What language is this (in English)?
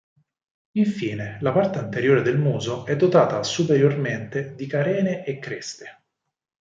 Italian